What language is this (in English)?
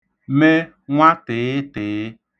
Igbo